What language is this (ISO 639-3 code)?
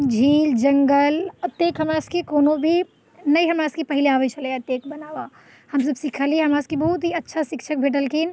mai